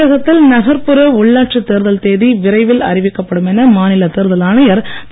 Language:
Tamil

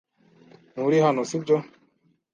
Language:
Kinyarwanda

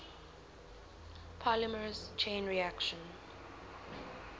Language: English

